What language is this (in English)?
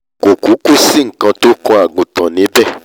Yoruba